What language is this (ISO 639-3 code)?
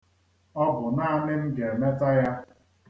ibo